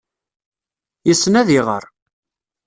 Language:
Kabyle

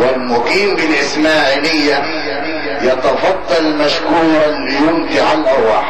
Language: Arabic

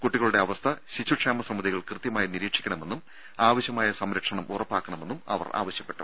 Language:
Malayalam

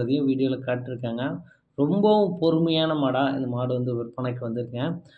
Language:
Tamil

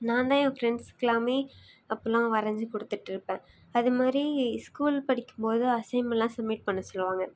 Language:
Tamil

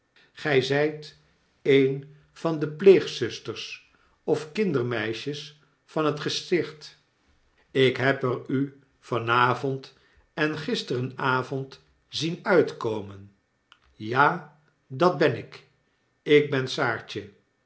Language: Dutch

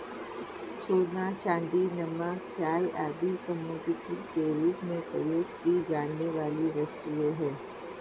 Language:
Hindi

